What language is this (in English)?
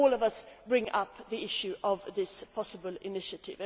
English